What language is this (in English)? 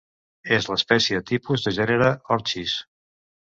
Catalan